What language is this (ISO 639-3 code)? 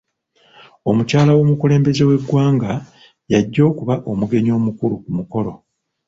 lug